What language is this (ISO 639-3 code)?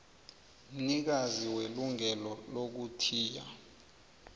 nbl